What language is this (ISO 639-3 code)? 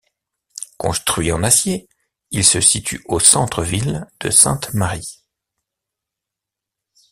fra